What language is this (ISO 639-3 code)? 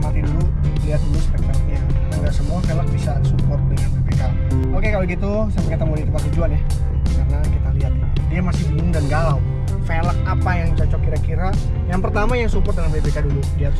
ind